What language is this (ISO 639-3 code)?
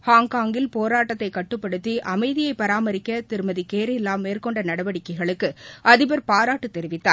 tam